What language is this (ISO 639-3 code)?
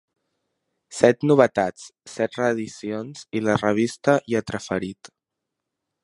cat